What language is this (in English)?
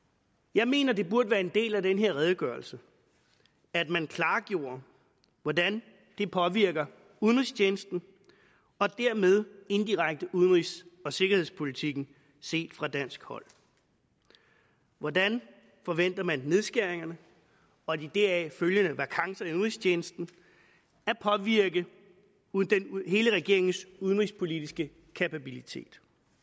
Danish